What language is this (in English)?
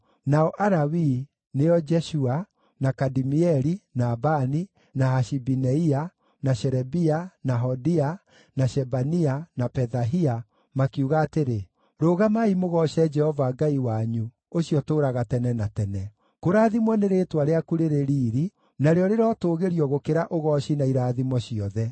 Kikuyu